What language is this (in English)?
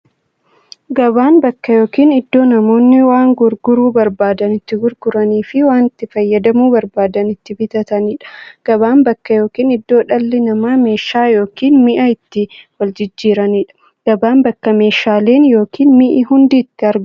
Oromo